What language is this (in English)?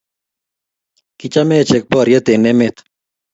Kalenjin